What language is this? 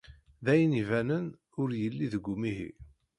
Kabyle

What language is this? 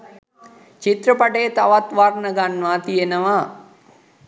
Sinhala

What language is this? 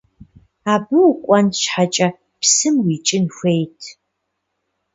Kabardian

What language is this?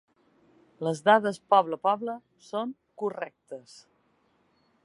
Catalan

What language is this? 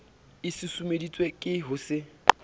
Southern Sotho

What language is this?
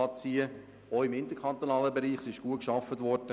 Swiss German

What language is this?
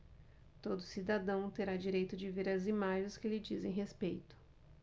Portuguese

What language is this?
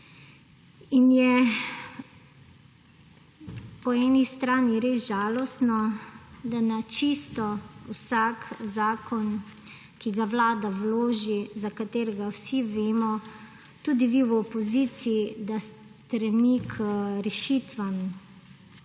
Slovenian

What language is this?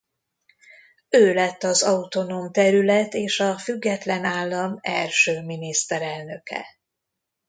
Hungarian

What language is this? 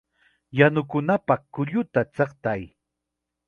Chiquián Ancash Quechua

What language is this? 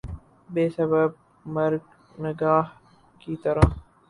Urdu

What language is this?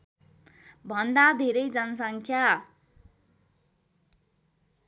Nepali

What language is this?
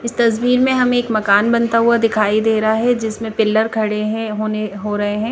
Hindi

